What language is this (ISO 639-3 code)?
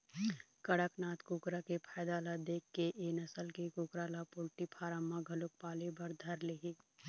hne